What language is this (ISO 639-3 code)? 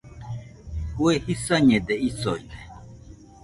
hux